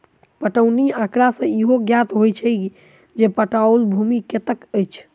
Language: Maithili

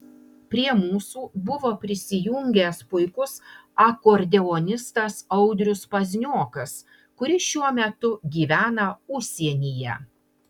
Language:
Lithuanian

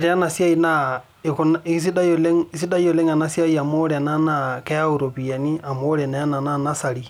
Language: Masai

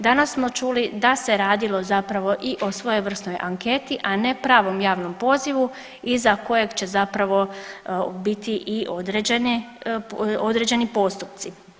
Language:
Croatian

